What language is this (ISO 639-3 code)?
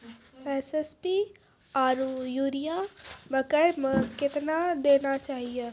mai